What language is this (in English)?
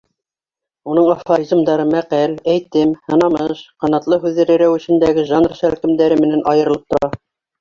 Bashkir